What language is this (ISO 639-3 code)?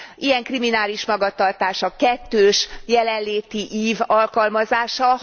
hun